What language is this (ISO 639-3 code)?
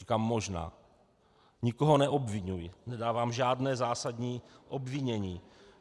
ces